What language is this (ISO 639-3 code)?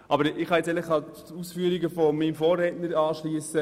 gsw